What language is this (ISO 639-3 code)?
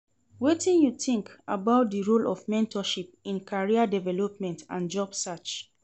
pcm